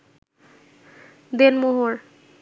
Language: Bangla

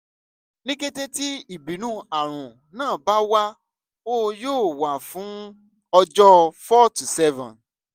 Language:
Yoruba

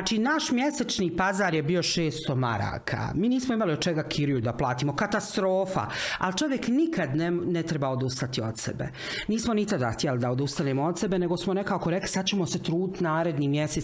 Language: Croatian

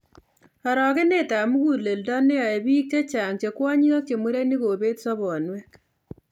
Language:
Kalenjin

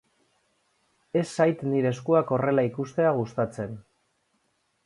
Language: Basque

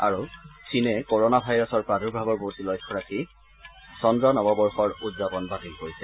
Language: Assamese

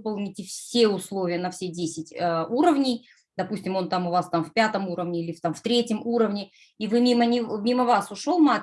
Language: Russian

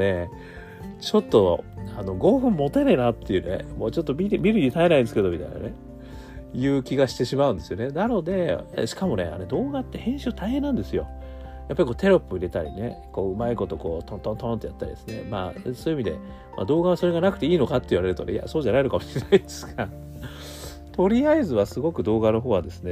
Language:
Japanese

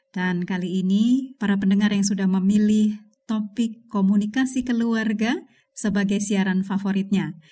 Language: Indonesian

